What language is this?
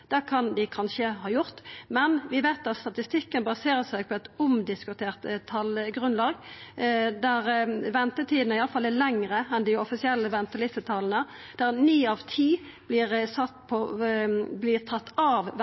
Norwegian Nynorsk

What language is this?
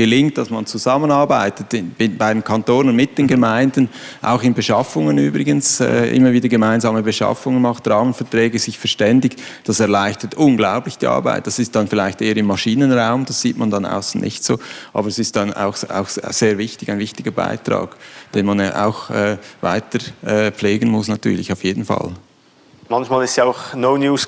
German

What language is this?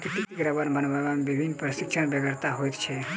Maithili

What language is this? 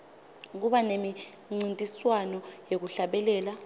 Swati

